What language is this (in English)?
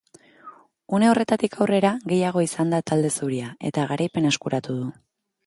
Basque